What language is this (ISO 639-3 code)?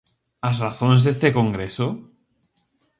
glg